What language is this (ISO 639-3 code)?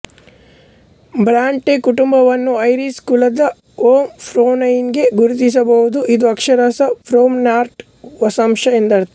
kan